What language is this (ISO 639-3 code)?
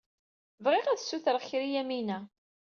kab